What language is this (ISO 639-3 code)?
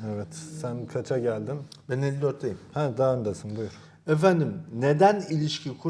tur